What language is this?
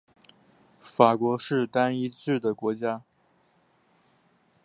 Chinese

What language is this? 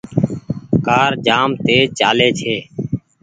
Goaria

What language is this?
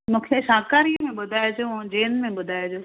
Sindhi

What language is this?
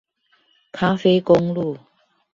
Chinese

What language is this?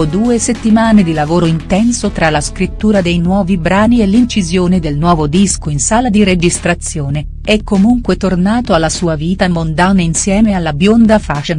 Italian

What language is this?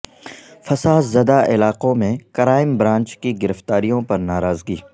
Urdu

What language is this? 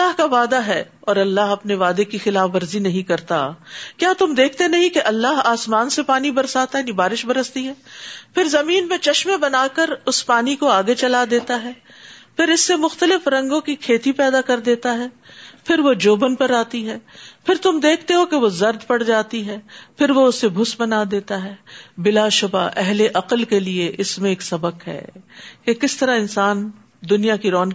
Urdu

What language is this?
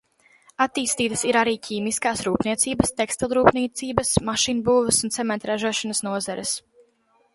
Latvian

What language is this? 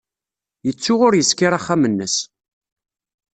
Kabyle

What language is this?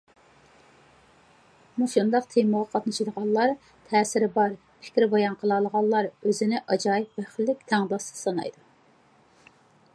Uyghur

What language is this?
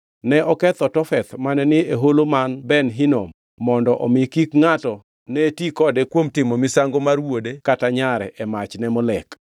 Luo (Kenya and Tanzania)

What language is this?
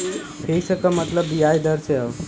Bhojpuri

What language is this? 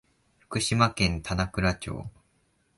Japanese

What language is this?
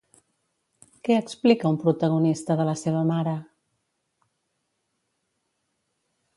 Catalan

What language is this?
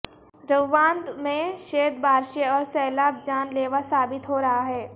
Urdu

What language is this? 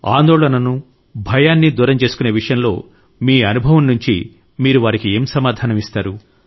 Telugu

